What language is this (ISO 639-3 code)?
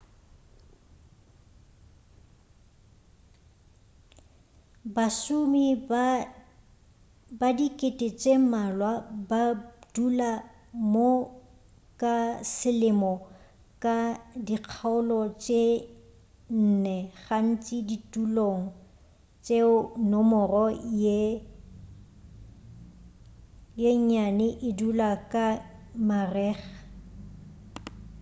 nso